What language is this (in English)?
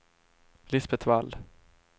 Swedish